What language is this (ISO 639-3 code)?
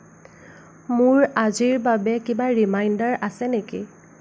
asm